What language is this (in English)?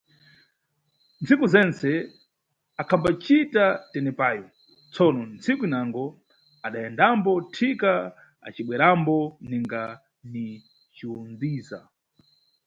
Nyungwe